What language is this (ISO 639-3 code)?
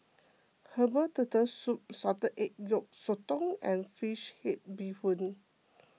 eng